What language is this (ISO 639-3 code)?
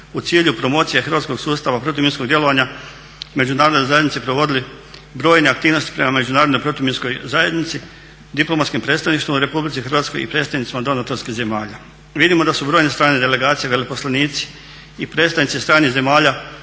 hrv